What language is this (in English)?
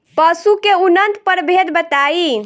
Bhojpuri